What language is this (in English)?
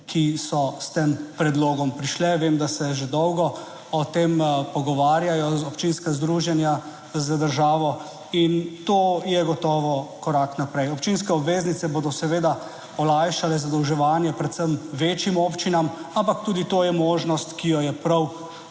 Slovenian